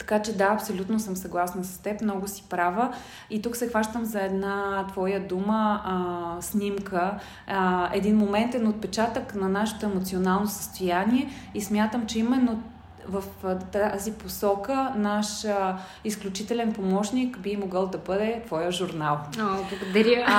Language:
Bulgarian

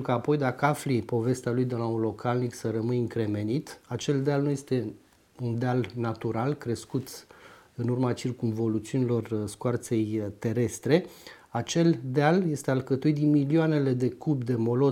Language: Romanian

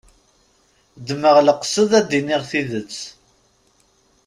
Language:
Kabyle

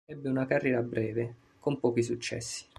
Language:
Italian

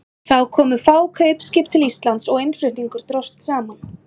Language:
Icelandic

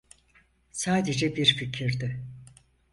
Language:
Turkish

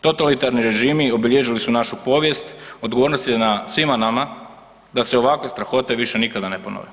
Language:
Croatian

